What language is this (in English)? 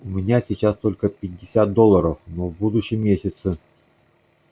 Russian